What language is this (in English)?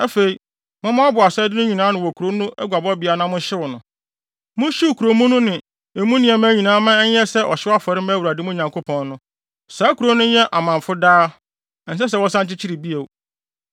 Akan